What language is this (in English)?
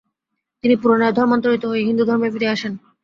Bangla